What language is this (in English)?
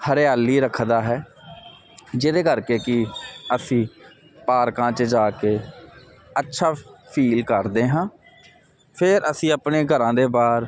Punjabi